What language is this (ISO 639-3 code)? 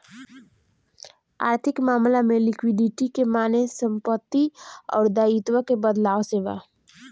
bho